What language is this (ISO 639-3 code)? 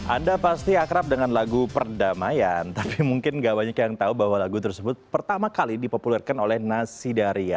ind